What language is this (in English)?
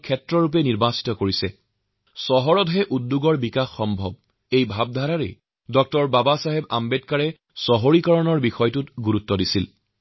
Assamese